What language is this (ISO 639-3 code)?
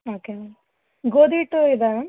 kan